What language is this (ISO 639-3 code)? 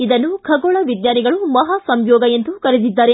kan